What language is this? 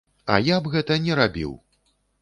Belarusian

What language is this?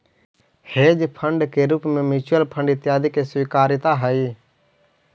Magahi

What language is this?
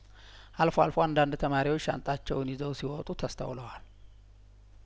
Amharic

